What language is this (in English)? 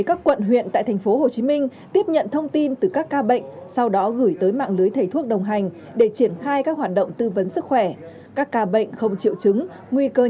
Vietnamese